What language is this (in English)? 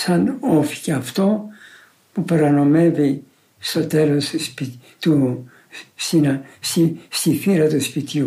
Greek